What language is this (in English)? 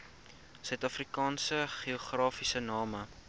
Afrikaans